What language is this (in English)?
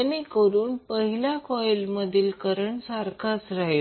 Marathi